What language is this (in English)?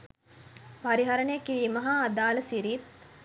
Sinhala